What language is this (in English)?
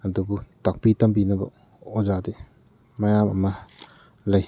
Manipuri